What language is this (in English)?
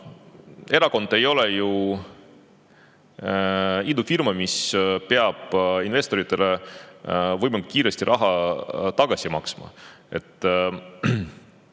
Estonian